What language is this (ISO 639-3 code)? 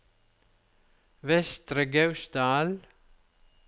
nor